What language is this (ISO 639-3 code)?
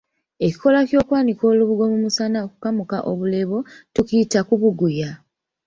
lug